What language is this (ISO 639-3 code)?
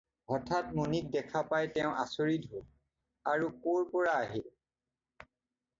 asm